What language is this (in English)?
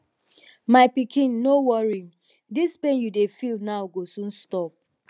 Nigerian Pidgin